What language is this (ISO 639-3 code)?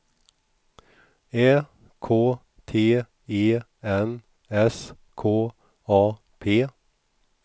swe